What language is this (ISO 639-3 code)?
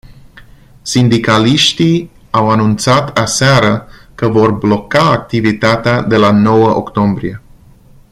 ron